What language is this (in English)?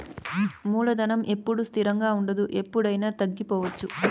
Telugu